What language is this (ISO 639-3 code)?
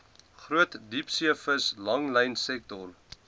afr